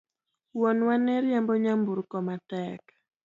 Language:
Luo (Kenya and Tanzania)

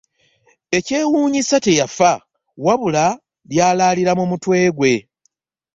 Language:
Ganda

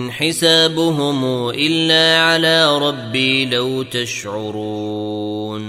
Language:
Arabic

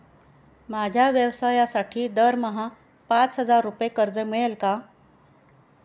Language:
Marathi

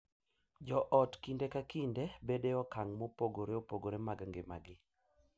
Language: Luo (Kenya and Tanzania)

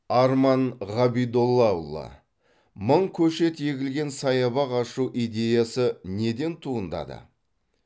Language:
Kazakh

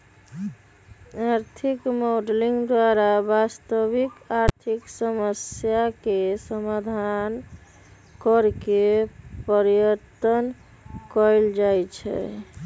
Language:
Magahi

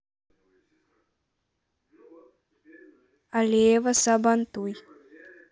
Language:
Russian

